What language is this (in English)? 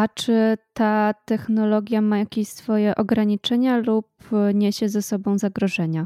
Polish